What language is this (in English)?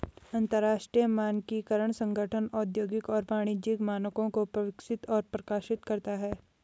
Hindi